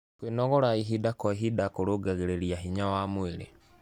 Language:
Kikuyu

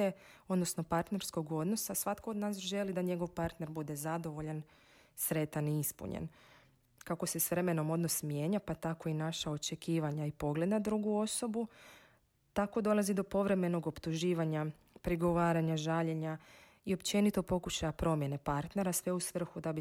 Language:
Croatian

